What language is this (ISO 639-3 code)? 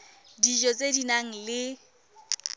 tsn